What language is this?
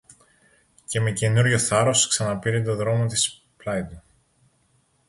Greek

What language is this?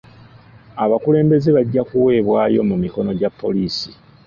Ganda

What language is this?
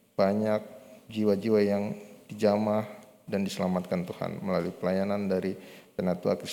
Indonesian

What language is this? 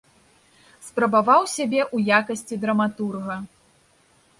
Belarusian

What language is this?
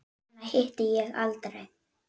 Icelandic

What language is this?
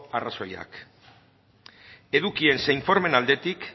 Basque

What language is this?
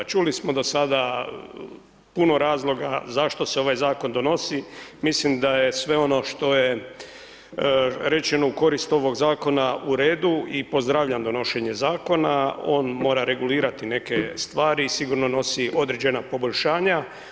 Croatian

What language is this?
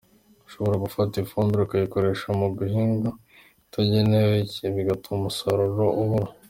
Kinyarwanda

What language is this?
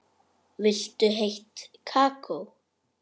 Icelandic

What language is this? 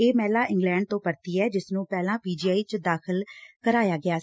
Punjabi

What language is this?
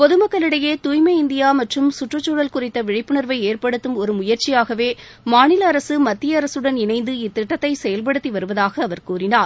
Tamil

